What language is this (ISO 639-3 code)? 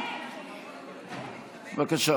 heb